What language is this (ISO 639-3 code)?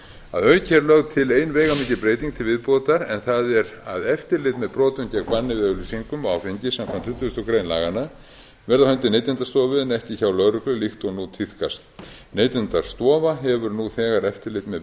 isl